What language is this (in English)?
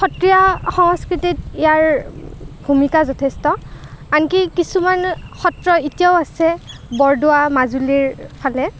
Assamese